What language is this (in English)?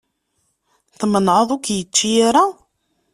Kabyle